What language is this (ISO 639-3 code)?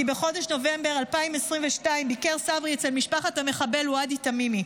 heb